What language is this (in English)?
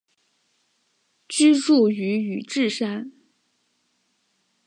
Chinese